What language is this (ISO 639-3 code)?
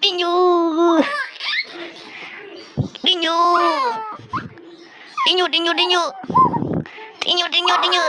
ind